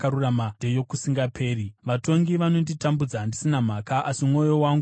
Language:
Shona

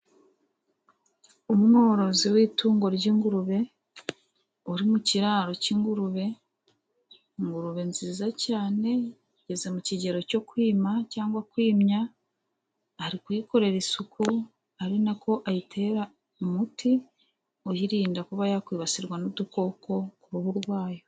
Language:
Kinyarwanda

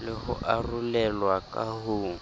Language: Southern Sotho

